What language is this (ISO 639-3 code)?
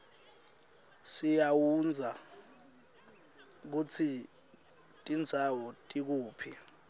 ssw